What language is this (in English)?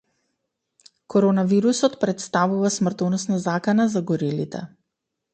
Macedonian